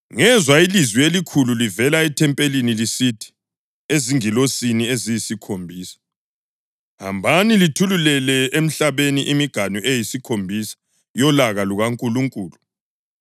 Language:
North Ndebele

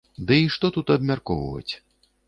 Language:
Belarusian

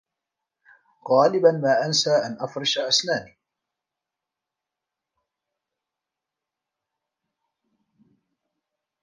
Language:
Arabic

